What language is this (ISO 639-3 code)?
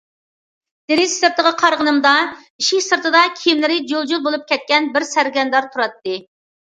uig